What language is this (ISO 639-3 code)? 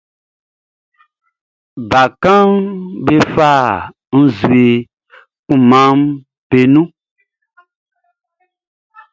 bci